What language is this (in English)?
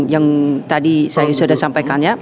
Indonesian